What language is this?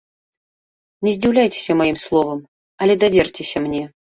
Belarusian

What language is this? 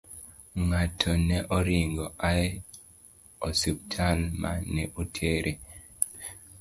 Luo (Kenya and Tanzania)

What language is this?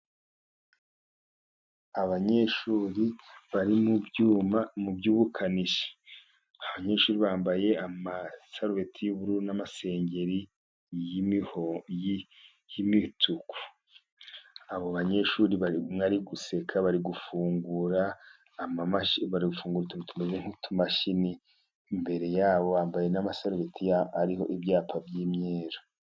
Kinyarwanda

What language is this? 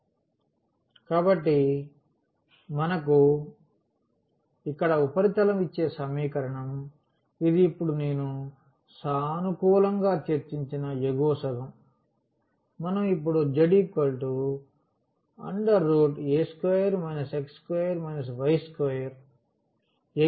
Telugu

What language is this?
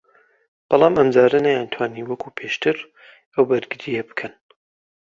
Central Kurdish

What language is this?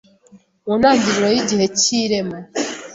Kinyarwanda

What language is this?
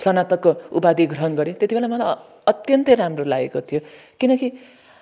Nepali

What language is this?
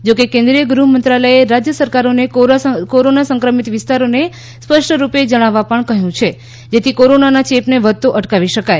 Gujarati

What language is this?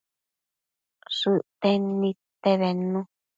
Matsés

